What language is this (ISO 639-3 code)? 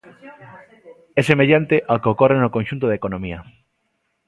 glg